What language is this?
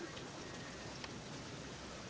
Thai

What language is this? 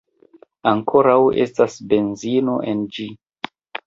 Esperanto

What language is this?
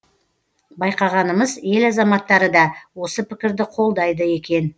Kazakh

